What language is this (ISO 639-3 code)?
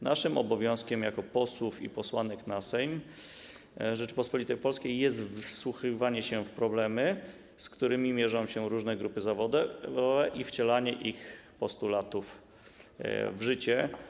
pol